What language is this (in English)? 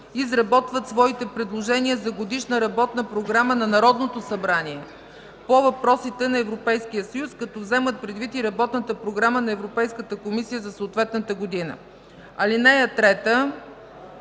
Bulgarian